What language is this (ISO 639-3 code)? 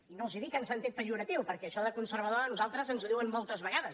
cat